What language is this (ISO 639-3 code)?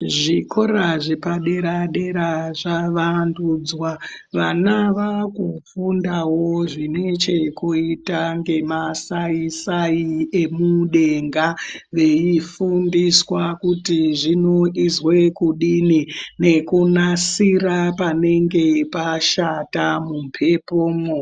ndc